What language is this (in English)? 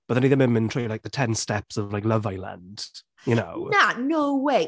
Welsh